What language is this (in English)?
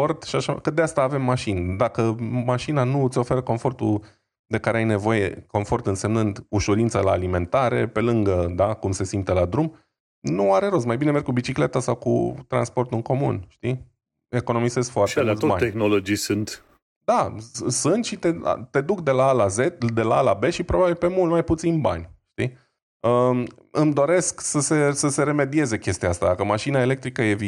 Romanian